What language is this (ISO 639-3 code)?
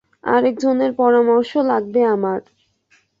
ben